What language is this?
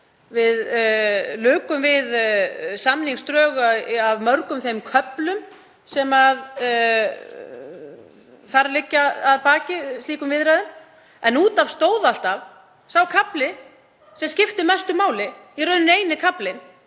Icelandic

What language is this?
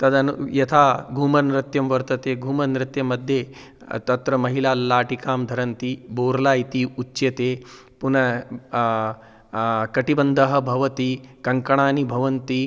Sanskrit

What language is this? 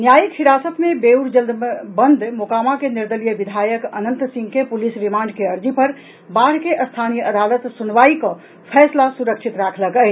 Maithili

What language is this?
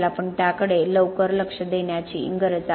Marathi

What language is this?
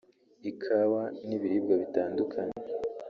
Kinyarwanda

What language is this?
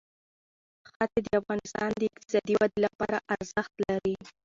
Pashto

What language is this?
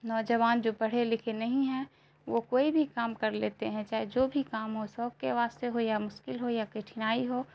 Urdu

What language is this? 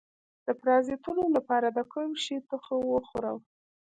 Pashto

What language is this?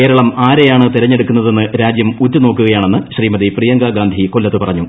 Malayalam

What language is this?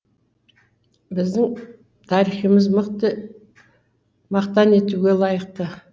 Kazakh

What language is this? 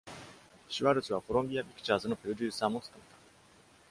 Japanese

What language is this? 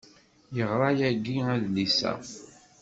Kabyle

